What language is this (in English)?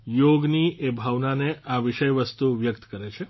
Gujarati